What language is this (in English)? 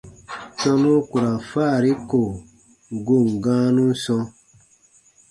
Baatonum